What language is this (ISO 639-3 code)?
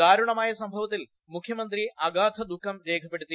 mal